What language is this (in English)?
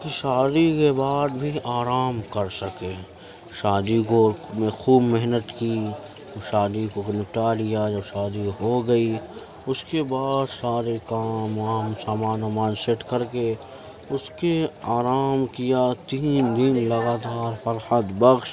Urdu